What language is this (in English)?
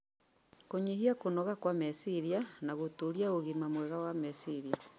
Kikuyu